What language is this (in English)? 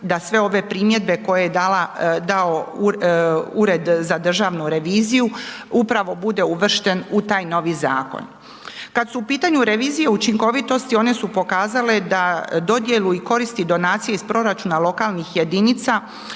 Croatian